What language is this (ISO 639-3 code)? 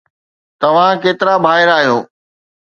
snd